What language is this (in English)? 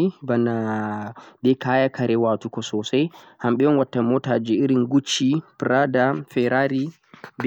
Central-Eastern Niger Fulfulde